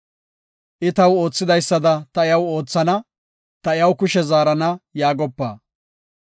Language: Gofa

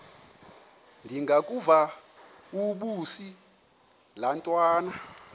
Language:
Xhosa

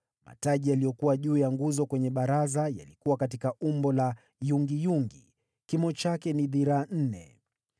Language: Swahili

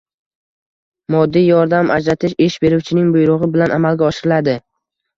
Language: Uzbek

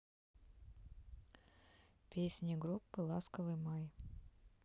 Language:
Russian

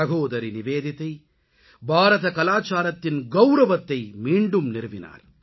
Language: Tamil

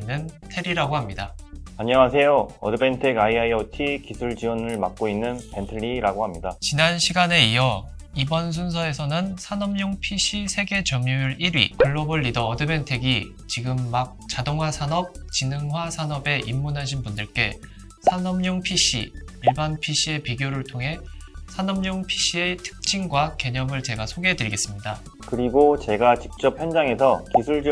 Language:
Korean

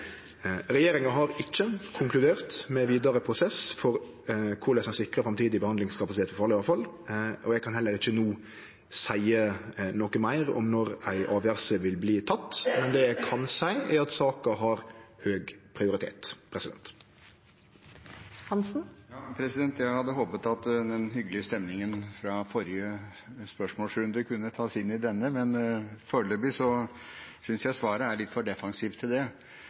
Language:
Norwegian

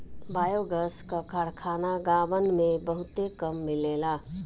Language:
Bhojpuri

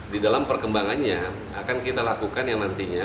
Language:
Indonesian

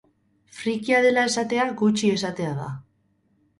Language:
Basque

